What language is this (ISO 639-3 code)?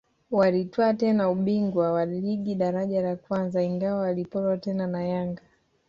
swa